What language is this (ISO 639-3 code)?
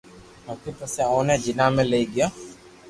lrk